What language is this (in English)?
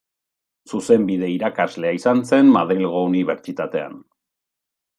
Basque